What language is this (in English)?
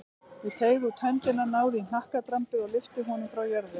Icelandic